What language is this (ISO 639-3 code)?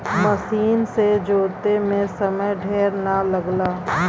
bho